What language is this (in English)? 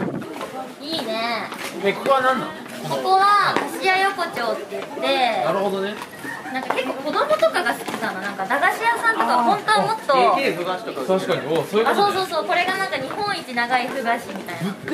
Japanese